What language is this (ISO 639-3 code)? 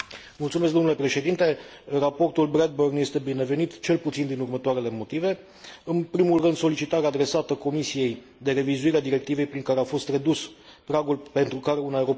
ron